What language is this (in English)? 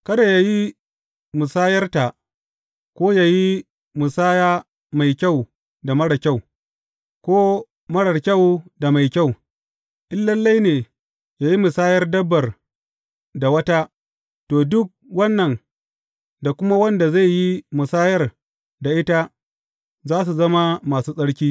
Hausa